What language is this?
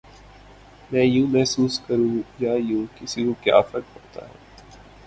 Urdu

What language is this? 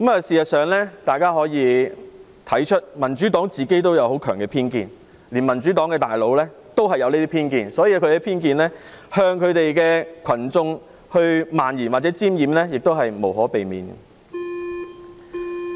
Cantonese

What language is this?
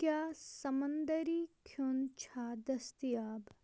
Kashmiri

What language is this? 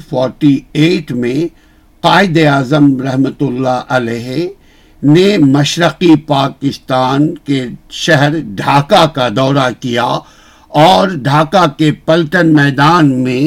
Urdu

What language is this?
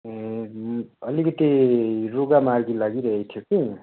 Nepali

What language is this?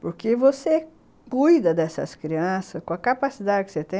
Portuguese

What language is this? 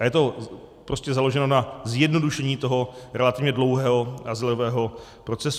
Czech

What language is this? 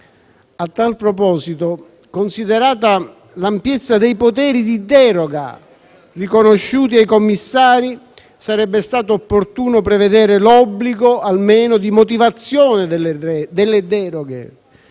Italian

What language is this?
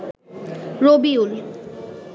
Bangla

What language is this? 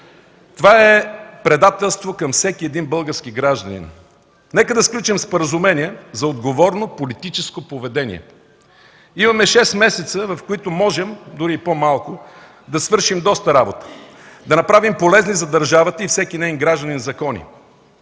Bulgarian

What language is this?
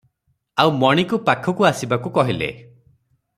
Odia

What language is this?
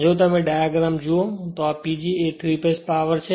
Gujarati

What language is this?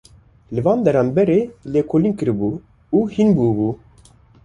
Kurdish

